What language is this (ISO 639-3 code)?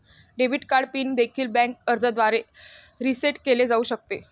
mar